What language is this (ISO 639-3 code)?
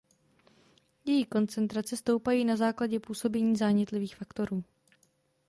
ces